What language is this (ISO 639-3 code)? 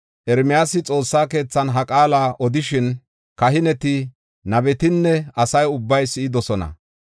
gof